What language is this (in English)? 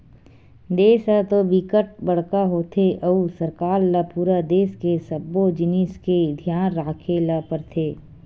Chhattisgarhi